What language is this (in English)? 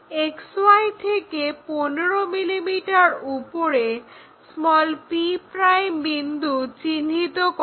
Bangla